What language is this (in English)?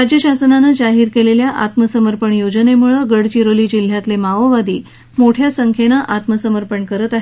Marathi